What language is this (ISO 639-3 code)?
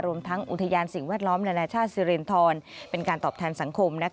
tha